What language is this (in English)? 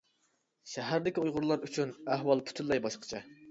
Uyghur